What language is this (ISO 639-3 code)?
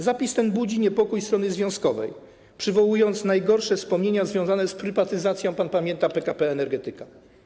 pol